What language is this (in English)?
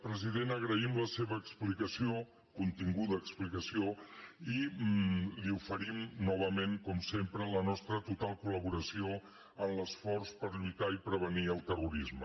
Catalan